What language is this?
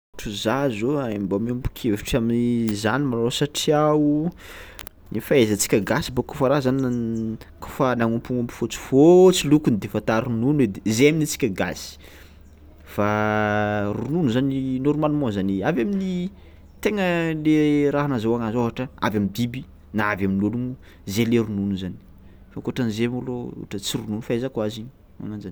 Tsimihety Malagasy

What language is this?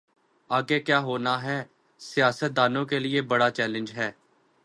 Urdu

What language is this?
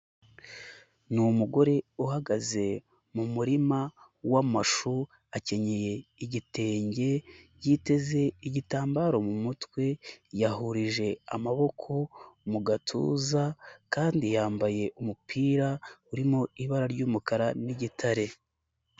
Kinyarwanda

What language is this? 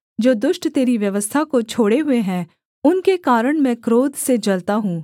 Hindi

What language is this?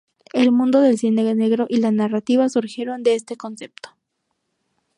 Spanish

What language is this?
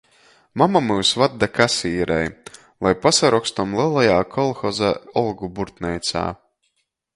Latgalian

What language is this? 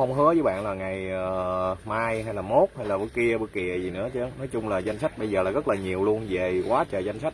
Vietnamese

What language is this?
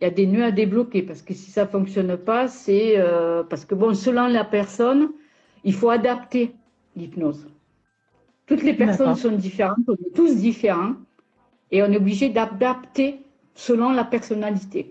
French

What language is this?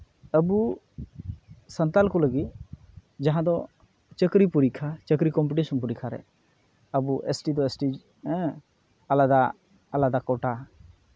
Santali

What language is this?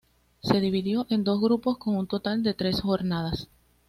Spanish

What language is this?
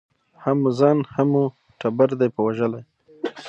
Pashto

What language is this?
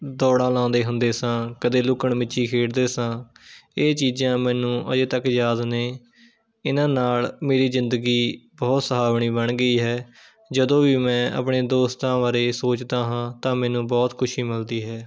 Punjabi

